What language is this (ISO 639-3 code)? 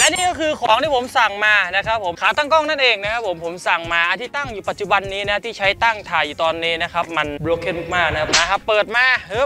tha